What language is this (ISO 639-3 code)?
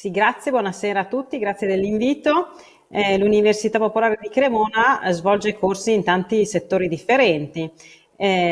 ita